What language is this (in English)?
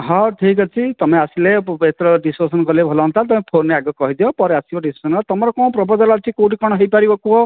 Odia